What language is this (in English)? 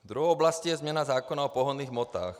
Czech